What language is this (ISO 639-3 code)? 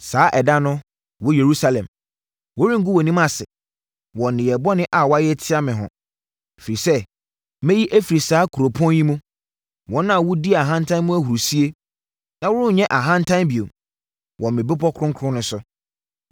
aka